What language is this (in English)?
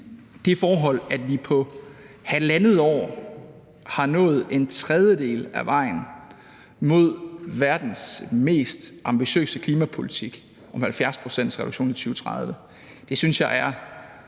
Danish